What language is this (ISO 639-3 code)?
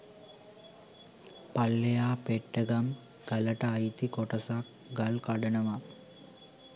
sin